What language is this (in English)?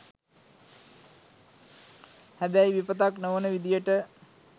Sinhala